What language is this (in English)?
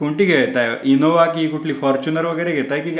Marathi